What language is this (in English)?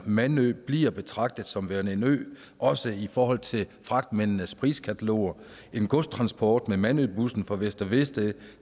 Danish